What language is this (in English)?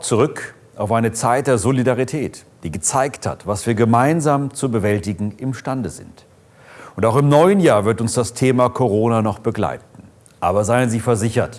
German